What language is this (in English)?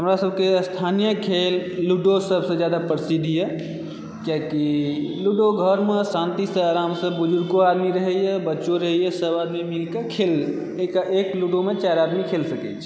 Maithili